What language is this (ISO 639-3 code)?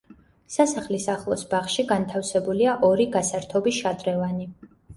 kat